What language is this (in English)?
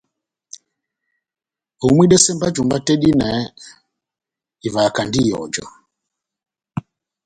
Batanga